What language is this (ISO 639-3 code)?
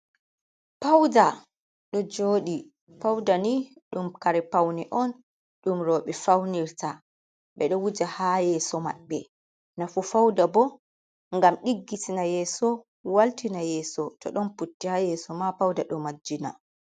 ful